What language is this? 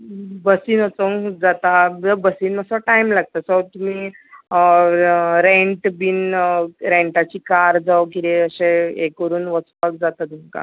Konkani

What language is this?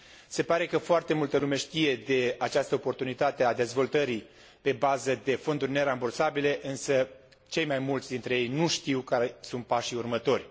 Romanian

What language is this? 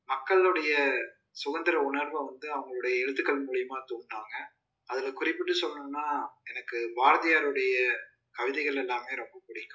Tamil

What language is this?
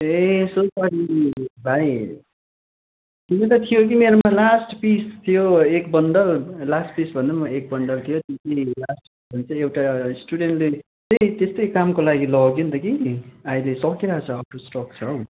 Nepali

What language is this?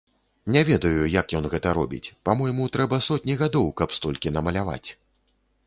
Belarusian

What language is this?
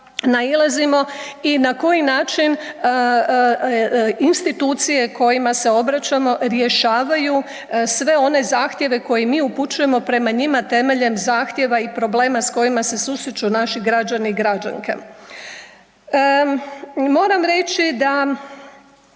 Croatian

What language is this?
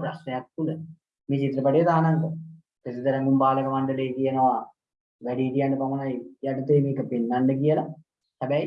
Sinhala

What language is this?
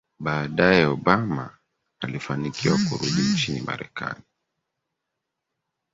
Swahili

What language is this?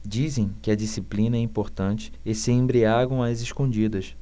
Portuguese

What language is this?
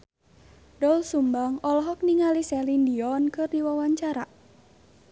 Sundanese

